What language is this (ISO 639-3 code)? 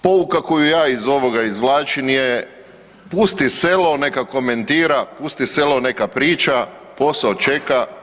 hrv